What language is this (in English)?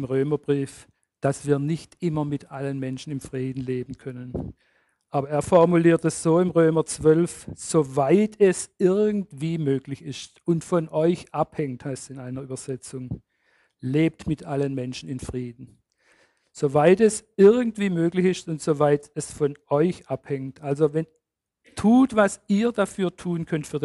German